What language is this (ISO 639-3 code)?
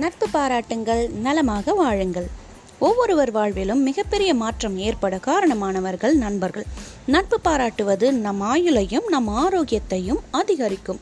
tam